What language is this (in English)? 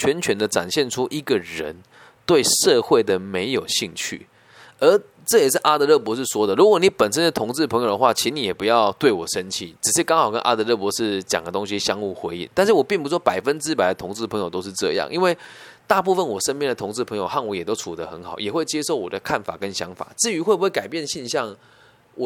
Chinese